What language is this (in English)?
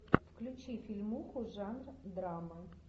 Russian